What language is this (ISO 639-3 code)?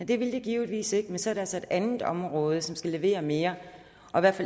dan